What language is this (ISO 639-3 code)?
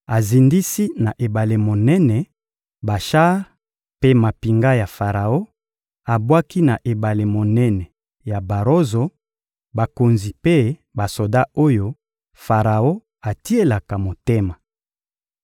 lin